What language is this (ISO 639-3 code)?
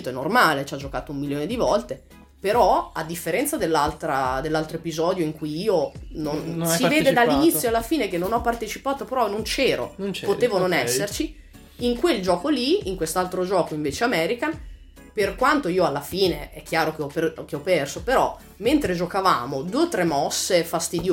ita